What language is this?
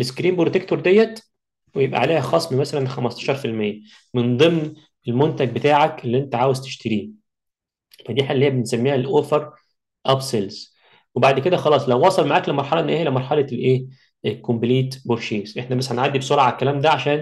Arabic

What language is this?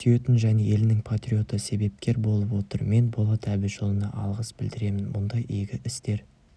Kazakh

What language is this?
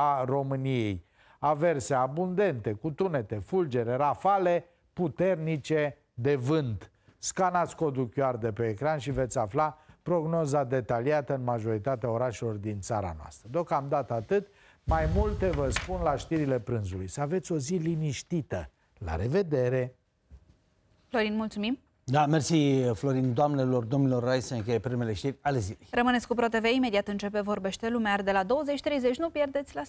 Romanian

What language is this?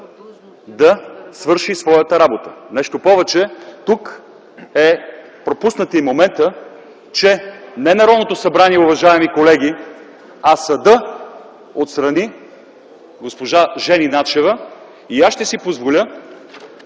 Bulgarian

